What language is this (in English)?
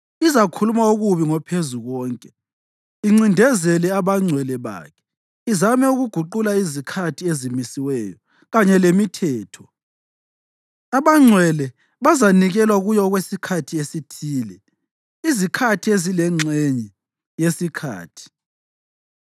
North Ndebele